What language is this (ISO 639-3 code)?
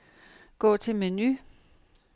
dan